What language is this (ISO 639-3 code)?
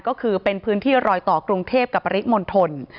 tha